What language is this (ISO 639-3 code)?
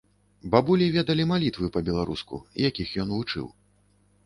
bel